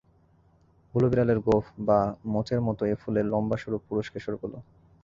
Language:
Bangla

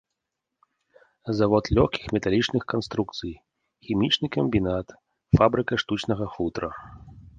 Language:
Belarusian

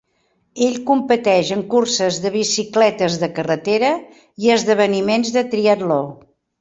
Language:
Catalan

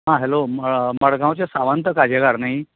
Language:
Konkani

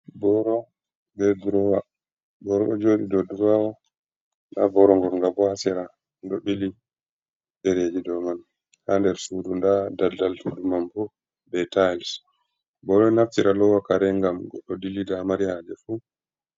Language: Fula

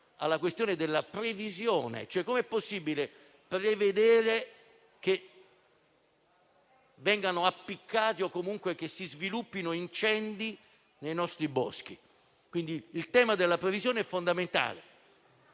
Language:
Italian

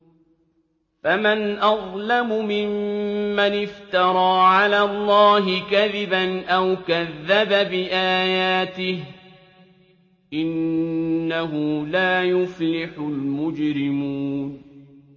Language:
Arabic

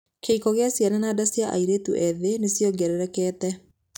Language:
Kikuyu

